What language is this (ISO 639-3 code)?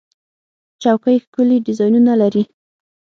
pus